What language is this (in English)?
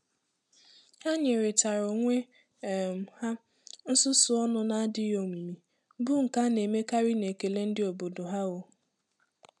Igbo